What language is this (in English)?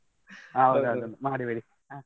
Kannada